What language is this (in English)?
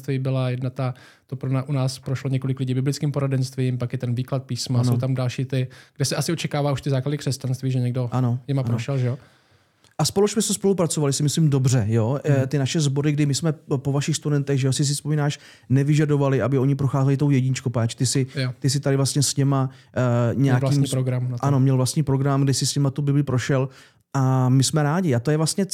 Czech